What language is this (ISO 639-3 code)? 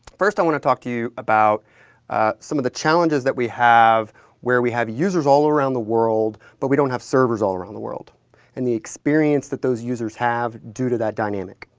eng